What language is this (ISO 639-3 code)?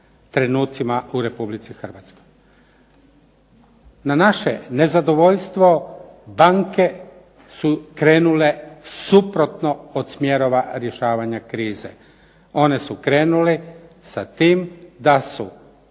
hrv